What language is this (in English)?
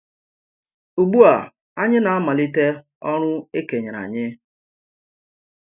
Igbo